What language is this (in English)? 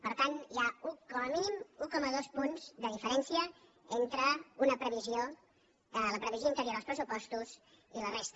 Catalan